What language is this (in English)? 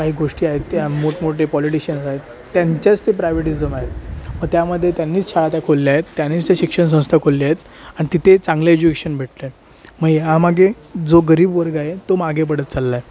Marathi